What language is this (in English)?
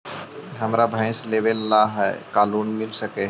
Magahi